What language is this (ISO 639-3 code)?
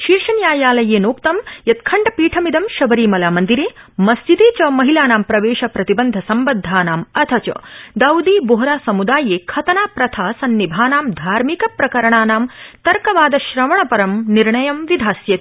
san